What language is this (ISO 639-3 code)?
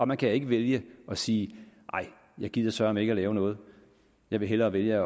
dan